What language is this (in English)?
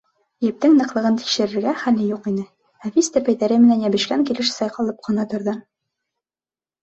Bashkir